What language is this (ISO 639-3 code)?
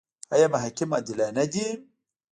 pus